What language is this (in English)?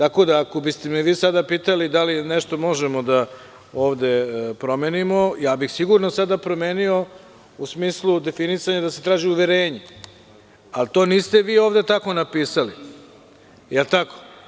Serbian